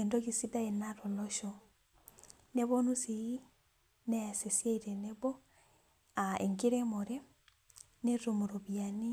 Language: Masai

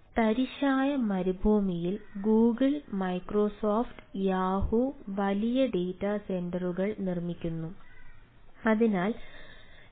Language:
Malayalam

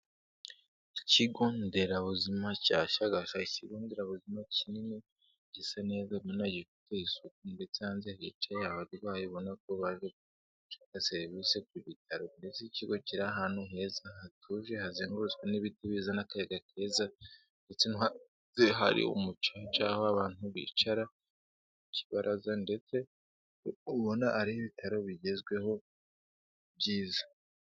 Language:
Kinyarwanda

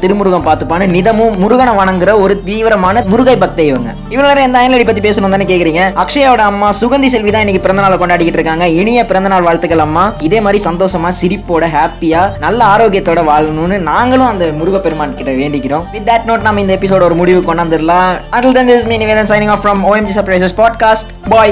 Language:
Tamil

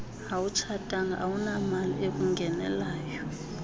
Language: Xhosa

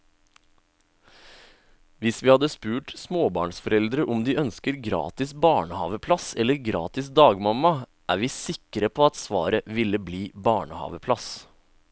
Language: Norwegian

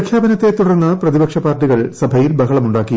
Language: Malayalam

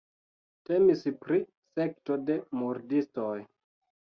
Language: Esperanto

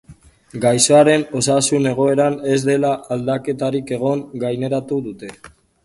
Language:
Basque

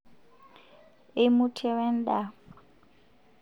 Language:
Masai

